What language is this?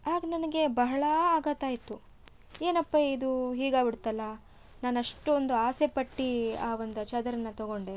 Kannada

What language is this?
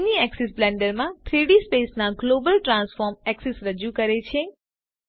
Gujarati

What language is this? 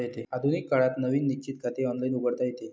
Marathi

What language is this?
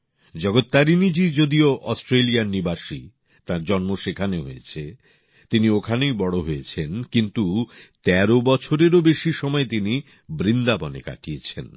Bangla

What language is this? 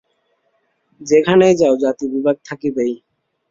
Bangla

